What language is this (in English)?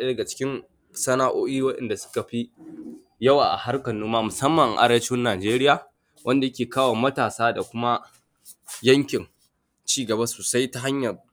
Hausa